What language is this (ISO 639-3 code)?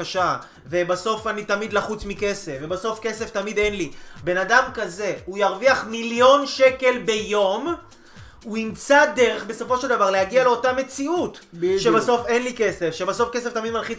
heb